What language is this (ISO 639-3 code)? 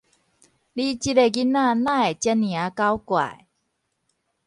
nan